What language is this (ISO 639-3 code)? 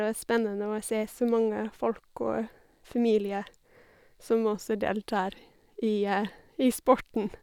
nor